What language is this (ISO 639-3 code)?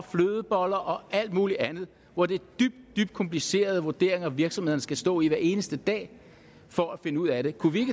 dan